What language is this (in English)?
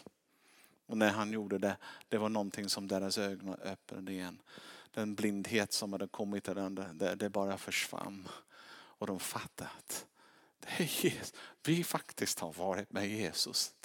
Swedish